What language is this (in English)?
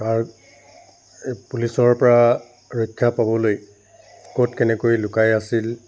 Assamese